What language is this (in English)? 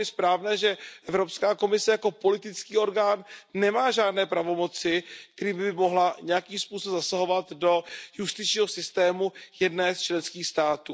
Czech